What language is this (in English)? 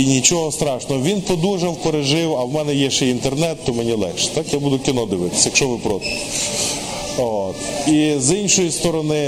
Ukrainian